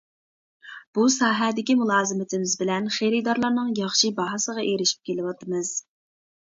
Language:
Uyghur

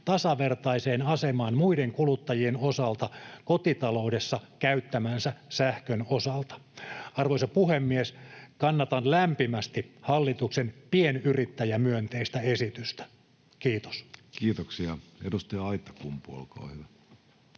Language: Finnish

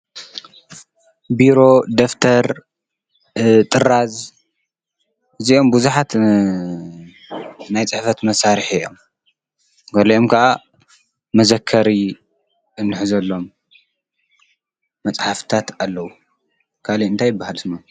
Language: Tigrinya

